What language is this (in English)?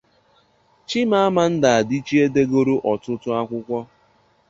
Igbo